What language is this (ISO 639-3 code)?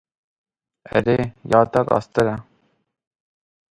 kur